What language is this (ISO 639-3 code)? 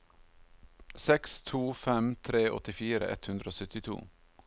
nor